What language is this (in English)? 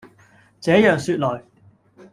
Cantonese